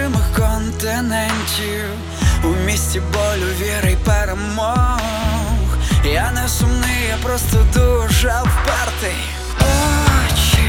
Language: Ukrainian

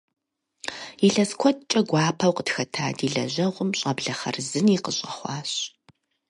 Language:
Kabardian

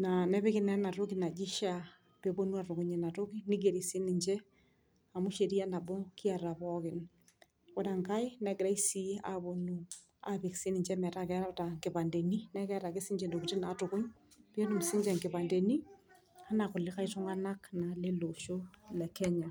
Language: Masai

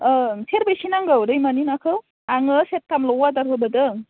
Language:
Bodo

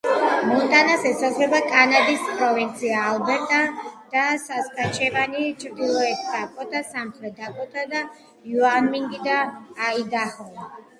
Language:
Georgian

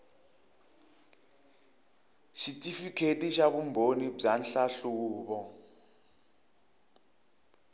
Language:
Tsonga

